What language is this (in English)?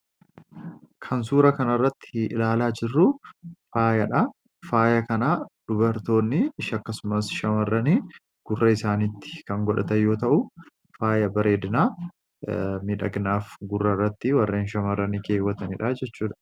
Oromo